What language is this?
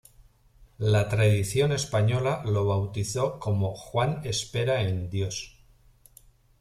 Spanish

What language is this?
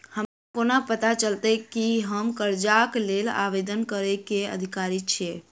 Maithili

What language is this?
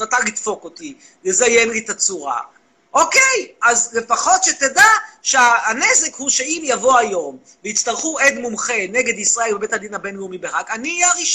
Hebrew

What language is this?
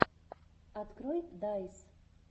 Russian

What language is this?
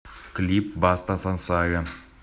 Russian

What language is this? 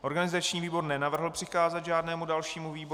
Czech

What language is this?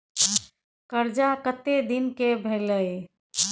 Maithili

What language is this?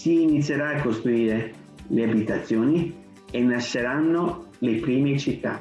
Italian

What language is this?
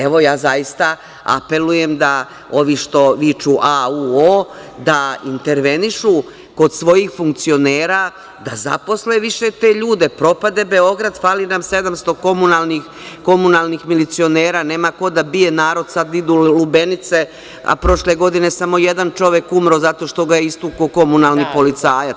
Serbian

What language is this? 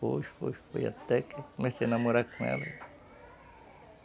Portuguese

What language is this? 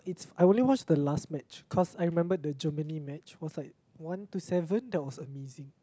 English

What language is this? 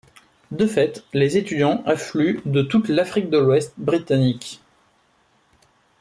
French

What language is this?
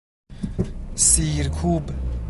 Persian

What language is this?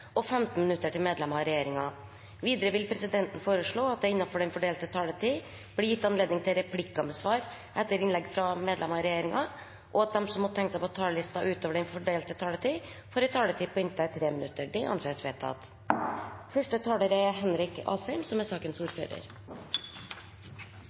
Norwegian Bokmål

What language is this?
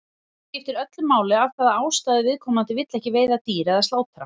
Icelandic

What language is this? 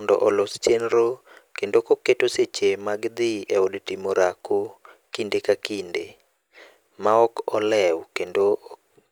Luo (Kenya and Tanzania)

